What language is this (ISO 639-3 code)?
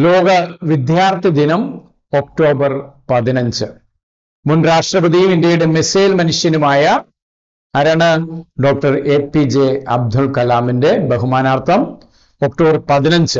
mal